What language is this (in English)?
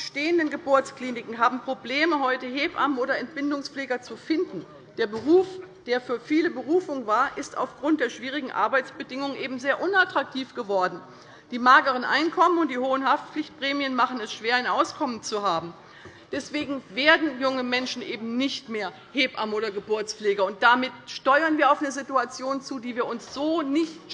German